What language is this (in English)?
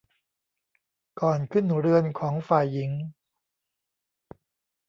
Thai